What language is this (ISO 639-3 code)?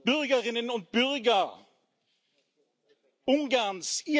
deu